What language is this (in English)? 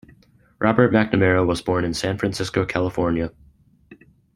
English